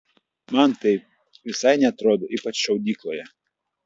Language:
Lithuanian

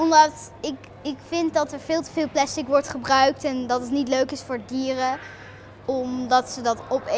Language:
Dutch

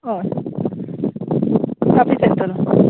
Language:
Konkani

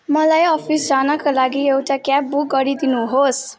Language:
Nepali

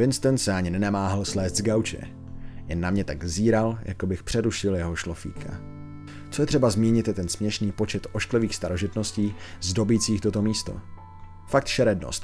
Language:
Czech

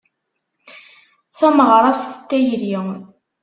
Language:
Kabyle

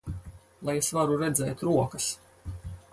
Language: Latvian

